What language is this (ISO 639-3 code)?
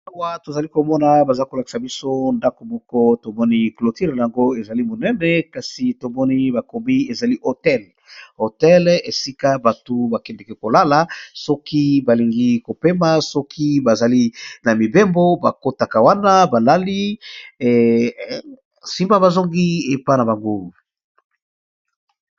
lin